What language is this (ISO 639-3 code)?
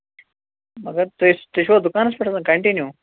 kas